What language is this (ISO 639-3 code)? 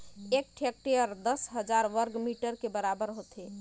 hne